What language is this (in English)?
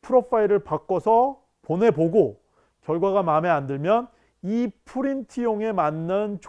Korean